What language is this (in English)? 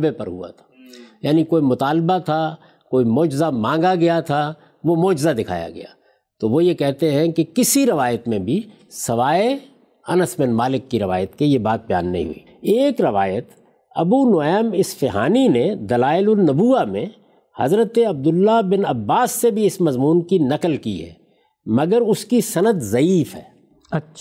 Urdu